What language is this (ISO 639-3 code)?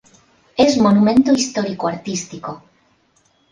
spa